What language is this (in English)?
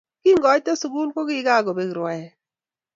Kalenjin